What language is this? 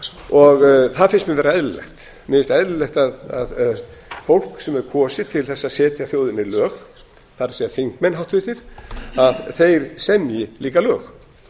Icelandic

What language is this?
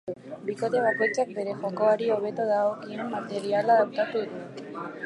Basque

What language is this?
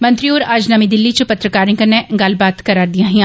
Dogri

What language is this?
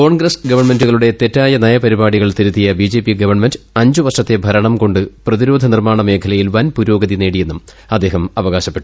Malayalam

